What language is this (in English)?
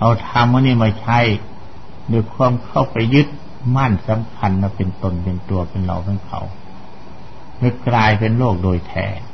Thai